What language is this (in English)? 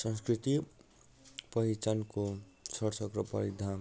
Nepali